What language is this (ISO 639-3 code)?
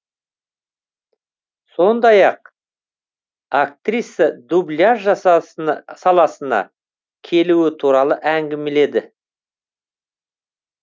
kaz